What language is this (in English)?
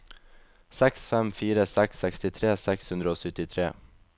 Norwegian